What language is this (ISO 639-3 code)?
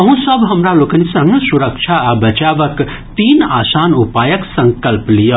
mai